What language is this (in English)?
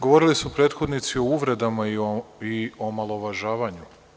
Serbian